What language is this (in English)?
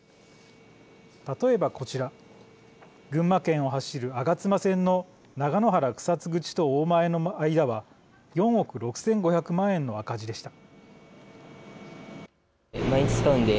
Japanese